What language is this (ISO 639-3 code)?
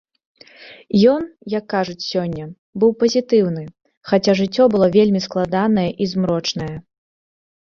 bel